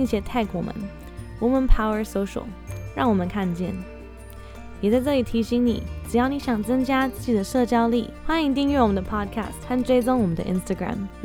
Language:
Chinese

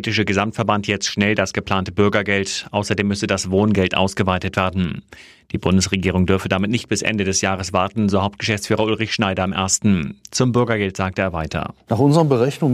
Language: German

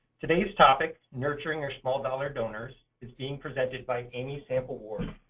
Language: English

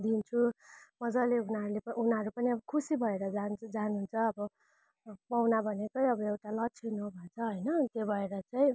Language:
Nepali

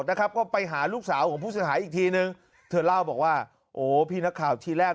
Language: Thai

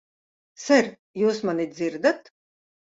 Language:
Latvian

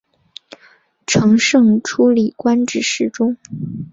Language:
Chinese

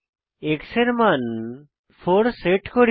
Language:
Bangla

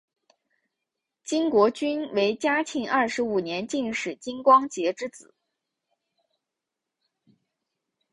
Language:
Chinese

